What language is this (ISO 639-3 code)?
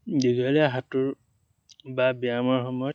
asm